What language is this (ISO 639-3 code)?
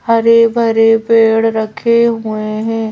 hin